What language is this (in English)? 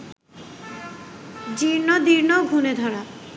Bangla